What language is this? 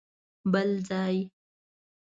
Pashto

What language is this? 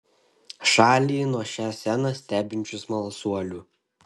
Lithuanian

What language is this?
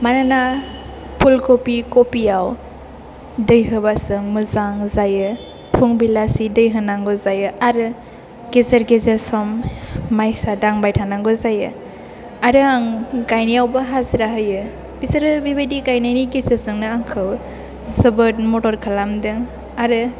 Bodo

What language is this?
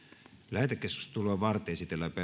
Finnish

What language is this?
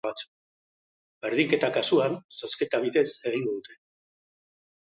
Basque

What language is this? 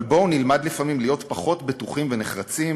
Hebrew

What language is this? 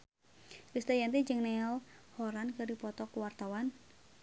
Sundanese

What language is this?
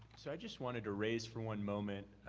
English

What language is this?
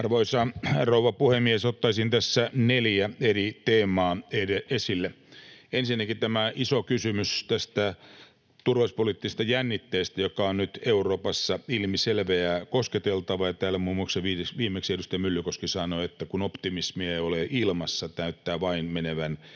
Finnish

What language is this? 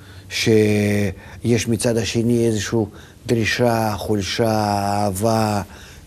Hebrew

